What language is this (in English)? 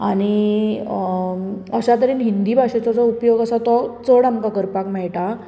Konkani